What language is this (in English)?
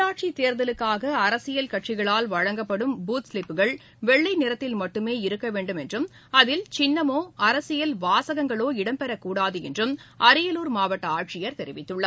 Tamil